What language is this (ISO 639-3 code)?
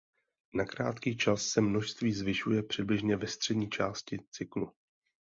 ces